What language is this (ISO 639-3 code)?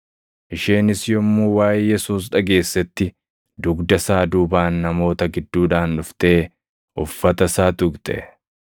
orm